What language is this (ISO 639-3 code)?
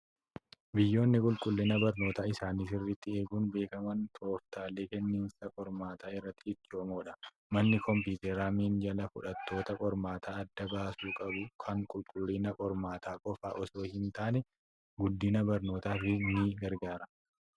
orm